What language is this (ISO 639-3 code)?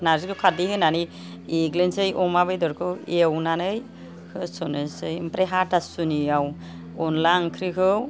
brx